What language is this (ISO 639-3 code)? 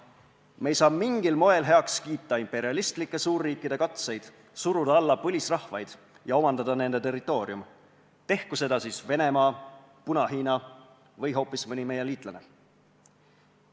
est